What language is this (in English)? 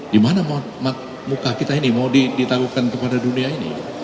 Indonesian